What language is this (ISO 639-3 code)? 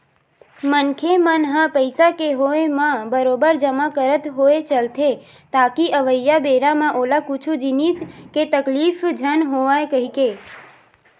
hne